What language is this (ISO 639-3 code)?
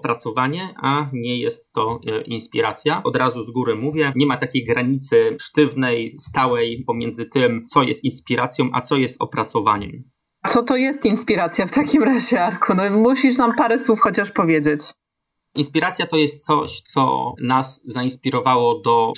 pol